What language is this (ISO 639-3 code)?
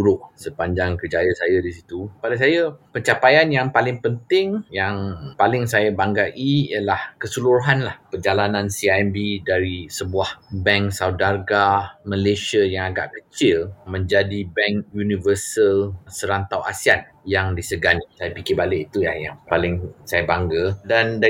msa